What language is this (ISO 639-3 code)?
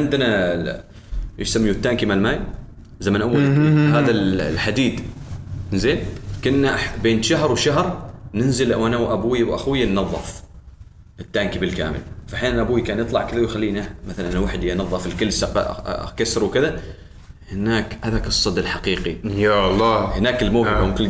ara